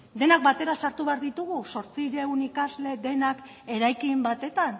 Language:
Basque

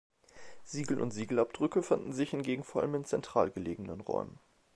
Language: German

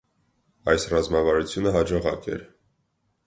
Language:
Armenian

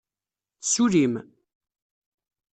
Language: Kabyle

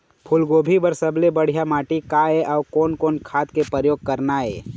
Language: Chhattisgarhi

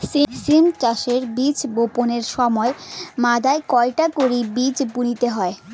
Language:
Bangla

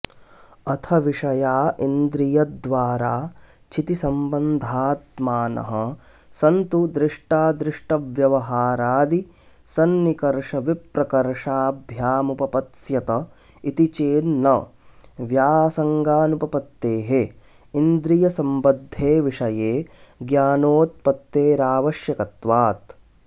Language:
Sanskrit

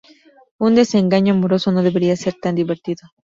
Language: Spanish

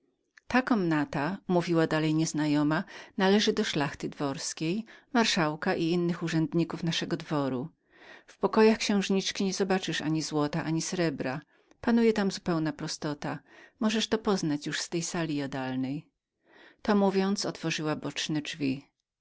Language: Polish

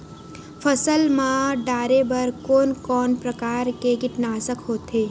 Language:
Chhattisgarhi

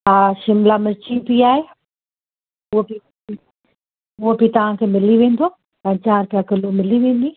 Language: Sindhi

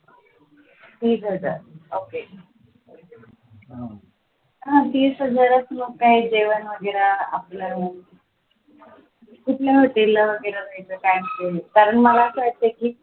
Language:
Marathi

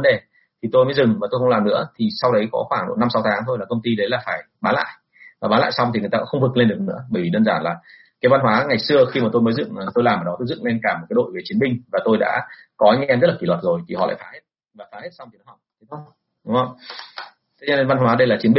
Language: Vietnamese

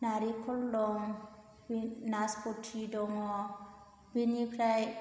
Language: Bodo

